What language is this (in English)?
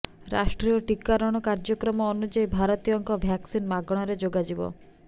Odia